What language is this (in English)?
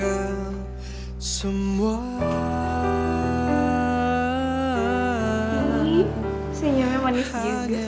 Indonesian